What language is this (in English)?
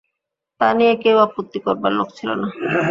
Bangla